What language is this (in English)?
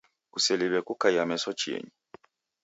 Taita